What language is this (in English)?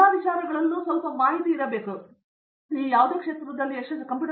Kannada